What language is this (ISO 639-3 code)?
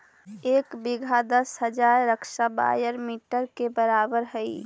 mag